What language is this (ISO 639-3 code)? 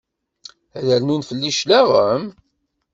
kab